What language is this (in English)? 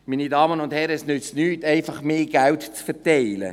Swiss German